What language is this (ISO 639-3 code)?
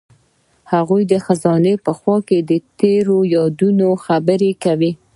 pus